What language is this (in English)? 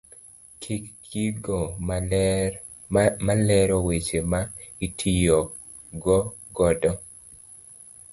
Luo (Kenya and Tanzania)